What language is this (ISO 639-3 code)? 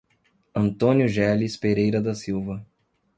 por